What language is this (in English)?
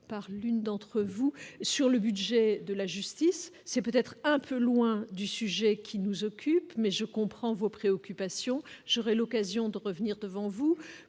French